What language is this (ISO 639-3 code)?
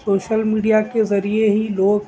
urd